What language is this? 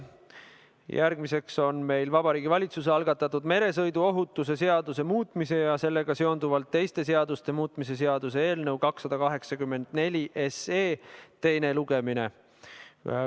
Estonian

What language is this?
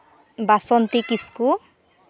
Santali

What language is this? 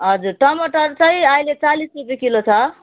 Nepali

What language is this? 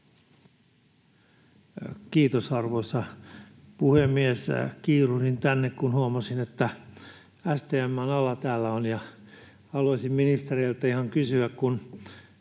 Finnish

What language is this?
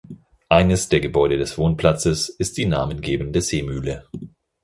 German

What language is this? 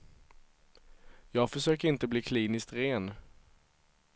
Swedish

